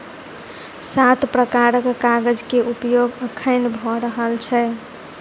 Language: Maithili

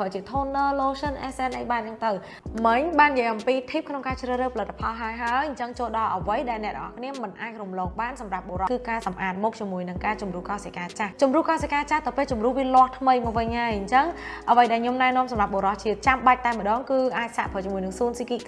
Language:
Vietnamese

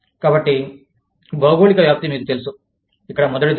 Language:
Telugu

